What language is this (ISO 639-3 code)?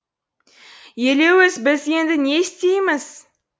kaz